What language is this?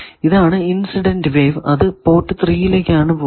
Malayalam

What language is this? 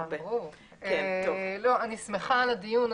Hebrew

